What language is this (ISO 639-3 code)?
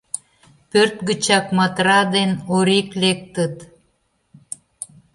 chm